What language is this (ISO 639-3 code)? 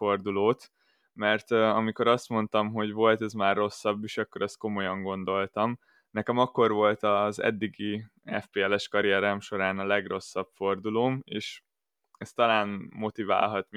hun